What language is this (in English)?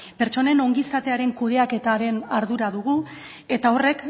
Basque